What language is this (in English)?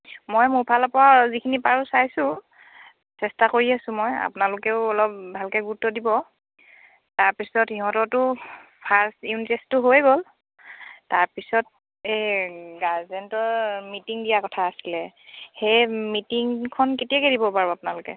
Assamese